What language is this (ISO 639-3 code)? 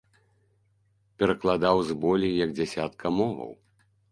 bel